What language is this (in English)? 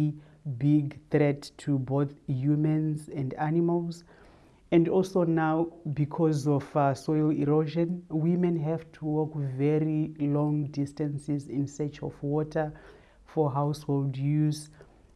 English